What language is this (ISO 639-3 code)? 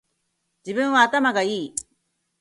jpn